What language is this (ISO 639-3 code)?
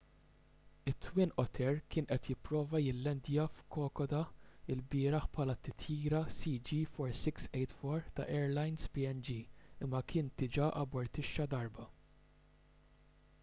mlt